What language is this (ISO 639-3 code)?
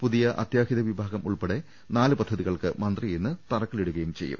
mal